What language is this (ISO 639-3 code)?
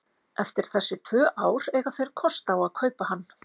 isl